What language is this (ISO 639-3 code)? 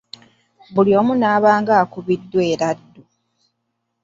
lug